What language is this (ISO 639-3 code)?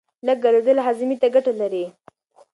pus